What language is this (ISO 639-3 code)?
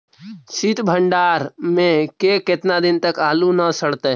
mag